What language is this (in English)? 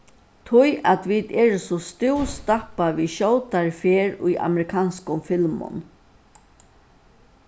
Faroese